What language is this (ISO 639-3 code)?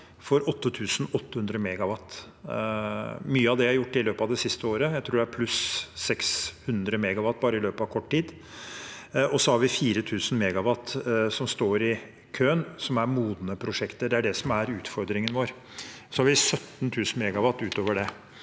nor